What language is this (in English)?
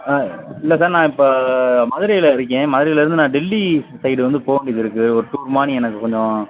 Tamil